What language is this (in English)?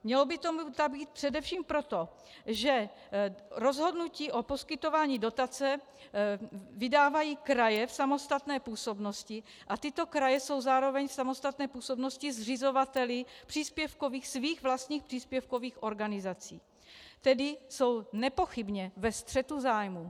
Czech